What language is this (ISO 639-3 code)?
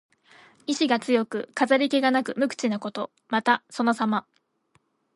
jpn